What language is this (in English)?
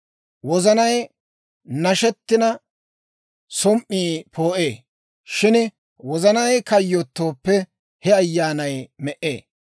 Dawro